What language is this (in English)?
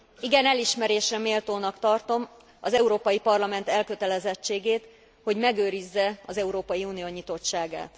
Hungarian